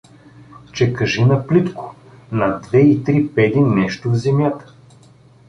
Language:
Bulgarian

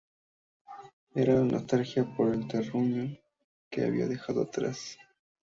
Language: Spanish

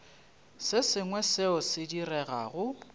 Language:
Northern Sotho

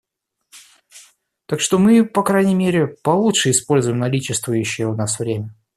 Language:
Russian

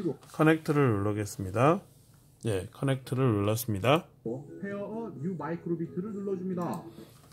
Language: Korean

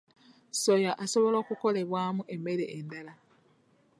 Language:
Ganda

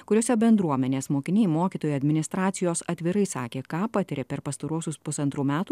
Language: Lithuanian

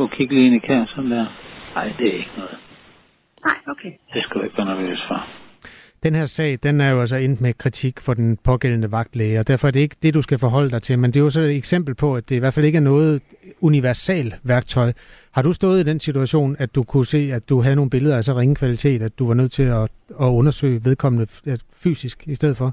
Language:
Danish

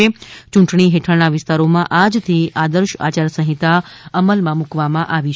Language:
Gujarati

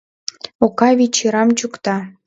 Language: Mari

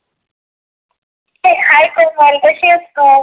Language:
Marathi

